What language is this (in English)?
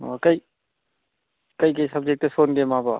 Manipuri